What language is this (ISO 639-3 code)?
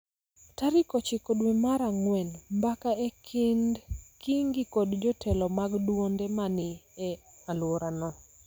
luo